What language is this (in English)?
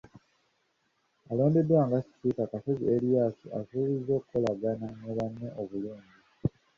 Ganda